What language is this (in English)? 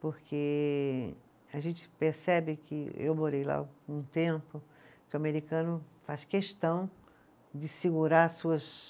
Portuguese